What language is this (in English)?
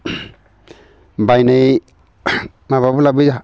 Bodo